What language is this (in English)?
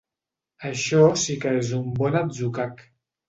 Catalan